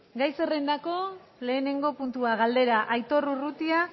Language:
Basque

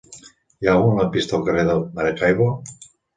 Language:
Catalan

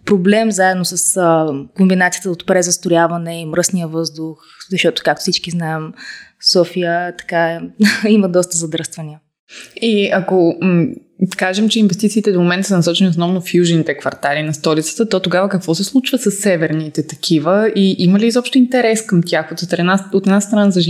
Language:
Bulgarian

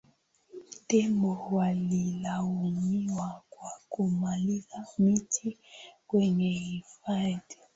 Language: Swahili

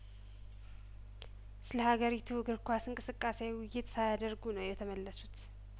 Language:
Amharic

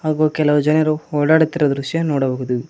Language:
Kannada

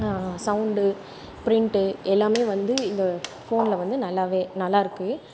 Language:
Tamil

